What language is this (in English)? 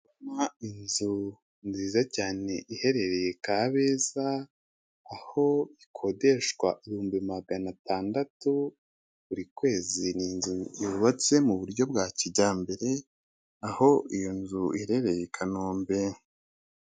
Kinyarwanda